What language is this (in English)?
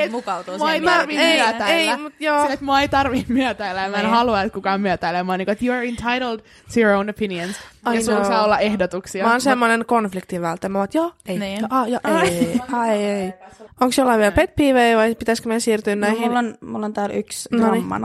Finnish